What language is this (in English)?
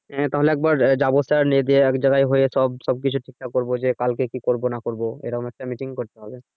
Bangla